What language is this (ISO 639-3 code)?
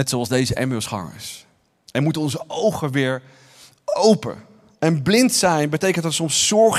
nld